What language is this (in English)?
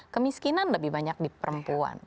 Indonesian